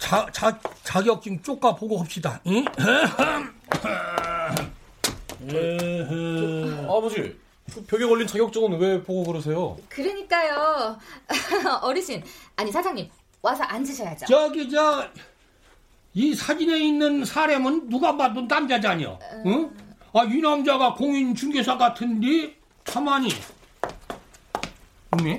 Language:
Korean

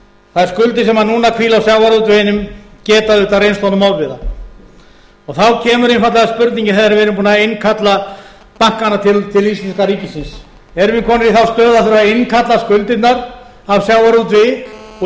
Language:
Icelandic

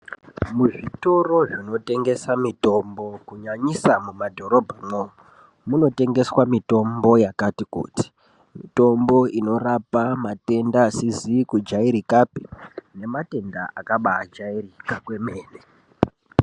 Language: Ndau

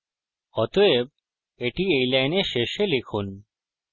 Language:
Bangla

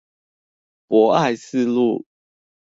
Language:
Chinese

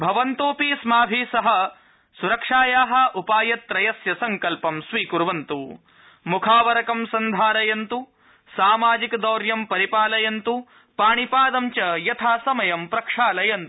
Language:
Sanskrit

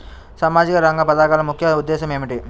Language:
Telugu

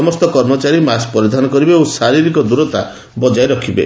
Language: Odia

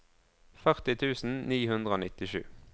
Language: Norwegian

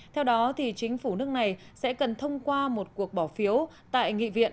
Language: Vietnamese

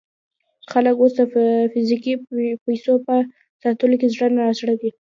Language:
Pashto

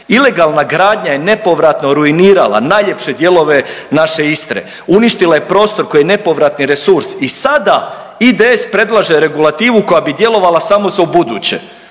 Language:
Croatian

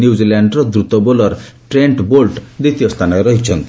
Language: Odia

